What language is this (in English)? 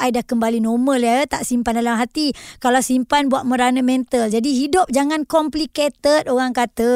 Malay